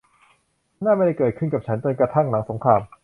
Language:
Thai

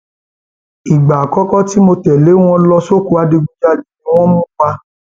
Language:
Yoruba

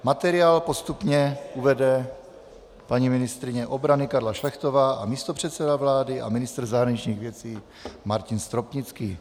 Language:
Czech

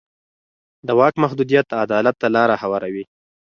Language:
Pashto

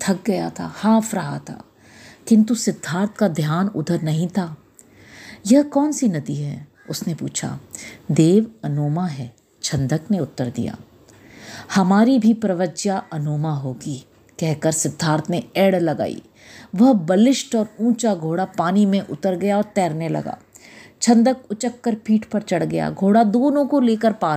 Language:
Hindi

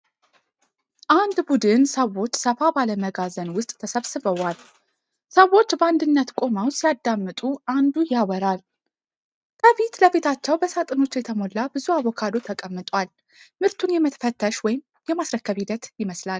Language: Amharic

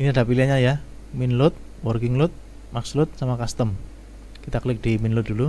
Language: Indonesian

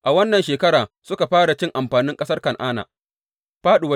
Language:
Hausa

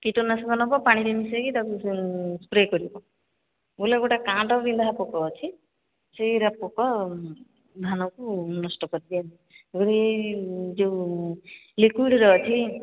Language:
Odia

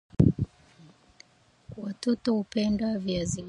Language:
Swahili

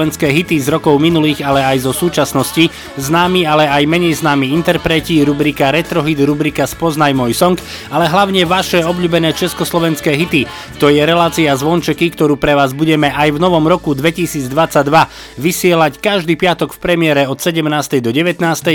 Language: Slovak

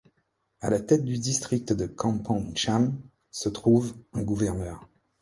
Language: French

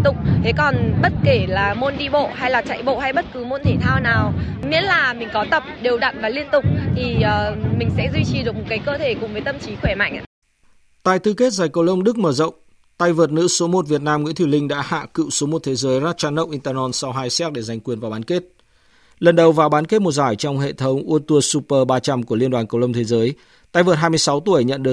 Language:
Vietnamese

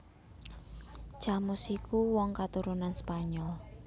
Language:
Javanese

